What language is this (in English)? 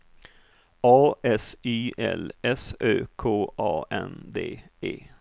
Swedish